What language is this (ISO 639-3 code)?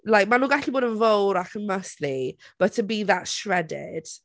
cym